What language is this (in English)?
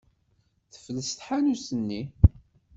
Kabyle